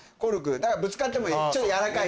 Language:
Japanese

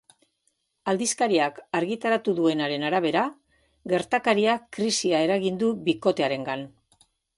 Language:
Basque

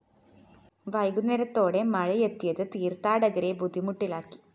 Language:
Malayalam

